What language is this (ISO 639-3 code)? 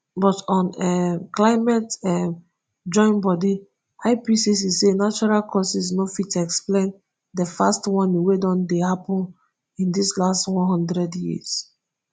pcm